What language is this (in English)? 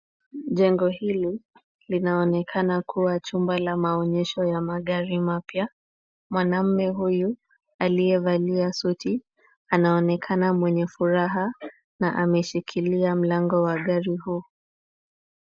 Swahili